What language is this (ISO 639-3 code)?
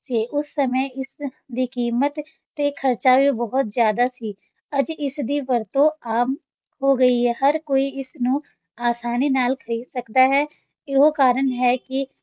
pan